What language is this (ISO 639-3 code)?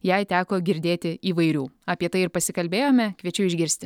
lit